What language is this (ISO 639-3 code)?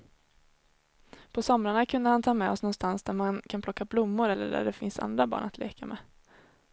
swe